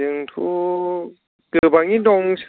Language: Bodo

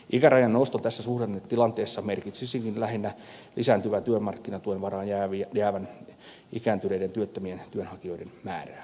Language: Finnish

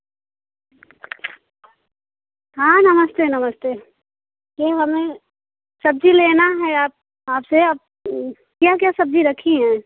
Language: Hindi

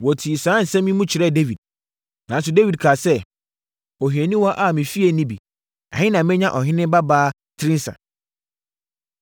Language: Akan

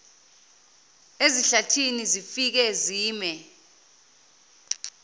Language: Zulu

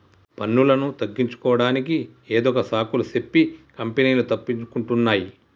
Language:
Telugu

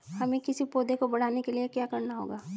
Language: Hindi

